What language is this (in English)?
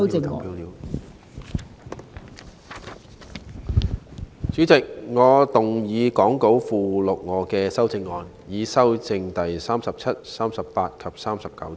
Cantonese